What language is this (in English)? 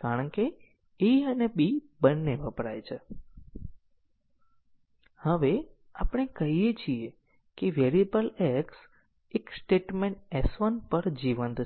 Gujarati